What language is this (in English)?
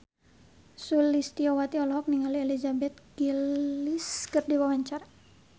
Sundanese